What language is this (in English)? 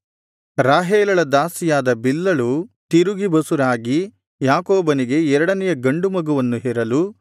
Kannada